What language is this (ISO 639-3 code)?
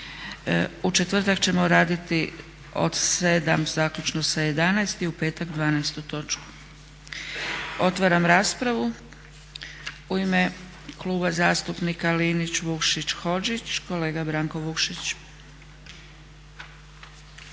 hrv